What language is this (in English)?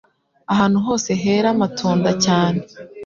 Kinyarwanda